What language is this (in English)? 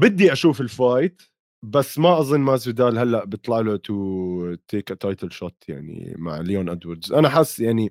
Arabic